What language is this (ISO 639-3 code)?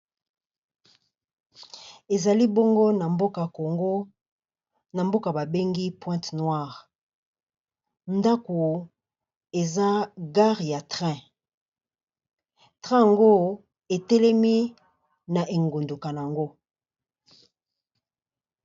lin